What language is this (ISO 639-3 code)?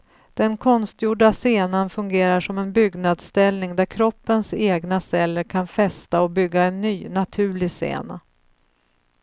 swe